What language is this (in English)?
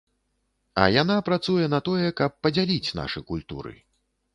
Belarusian